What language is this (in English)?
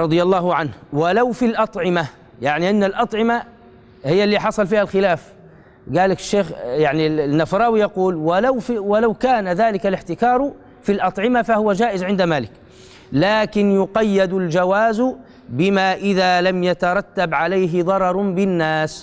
Arabic